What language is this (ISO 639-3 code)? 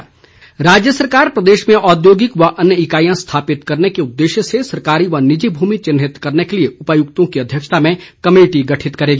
hin